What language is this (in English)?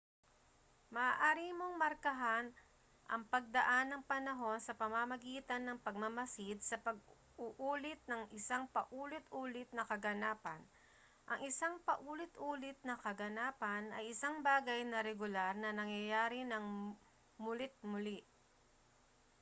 Filipino